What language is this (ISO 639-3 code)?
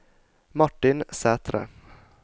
nor